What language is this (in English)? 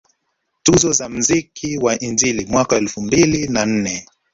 Swahili